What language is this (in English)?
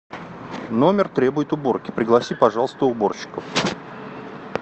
Russian